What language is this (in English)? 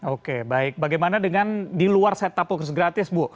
Indonesian